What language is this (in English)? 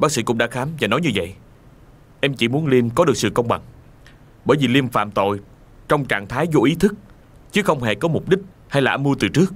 Vietnamese